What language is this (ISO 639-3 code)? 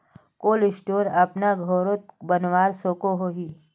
mag